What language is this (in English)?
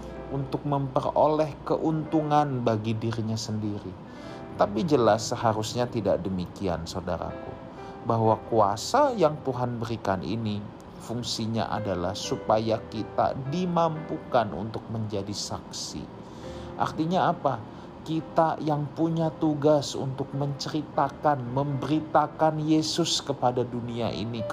Indonesian